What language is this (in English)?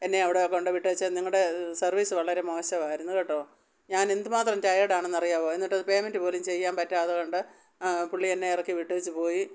Malayalam